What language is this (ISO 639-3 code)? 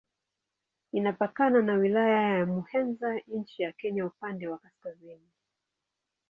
swa